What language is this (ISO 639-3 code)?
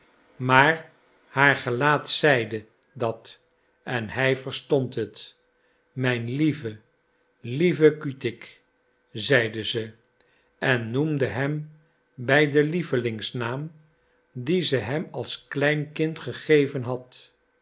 nld